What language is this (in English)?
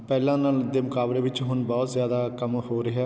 Punjabi